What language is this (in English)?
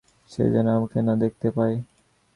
Bangla